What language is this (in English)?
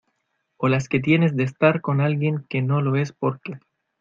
Spanish